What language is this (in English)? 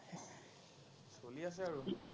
Assamese